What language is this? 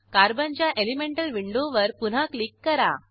Marathi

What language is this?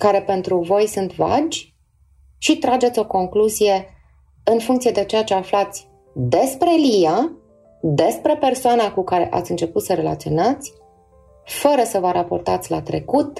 Romanian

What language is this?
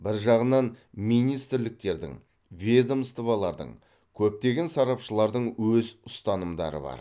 Kazakh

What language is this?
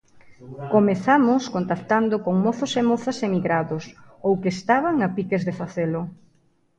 Galician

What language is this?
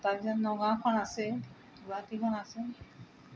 Assamese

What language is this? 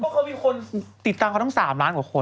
Thai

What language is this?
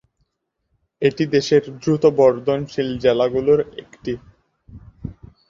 Bangla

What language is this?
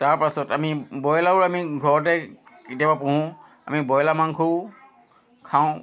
Assamese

